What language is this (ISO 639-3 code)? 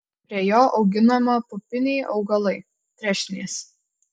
lit